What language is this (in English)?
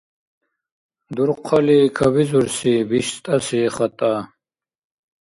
Dargwa